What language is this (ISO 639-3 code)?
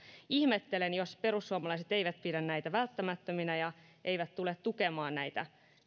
fin